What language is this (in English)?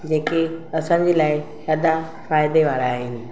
Sindhi